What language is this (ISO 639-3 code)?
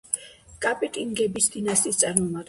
kat